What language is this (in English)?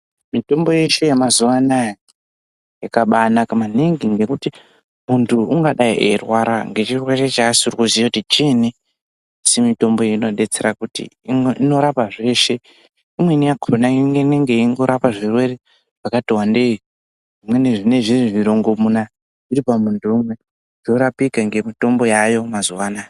Ndau